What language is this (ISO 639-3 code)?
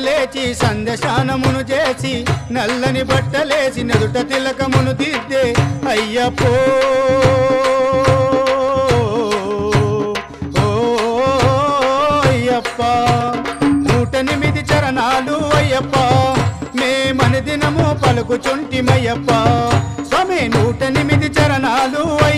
ara